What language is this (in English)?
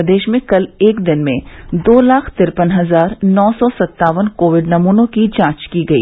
Hindi